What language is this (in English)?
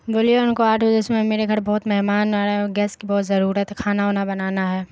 Urdu